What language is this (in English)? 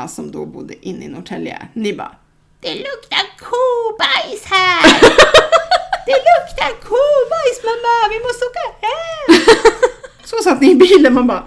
Swedish